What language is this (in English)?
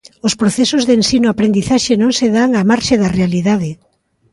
Galician